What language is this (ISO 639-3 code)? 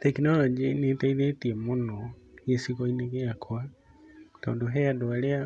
kik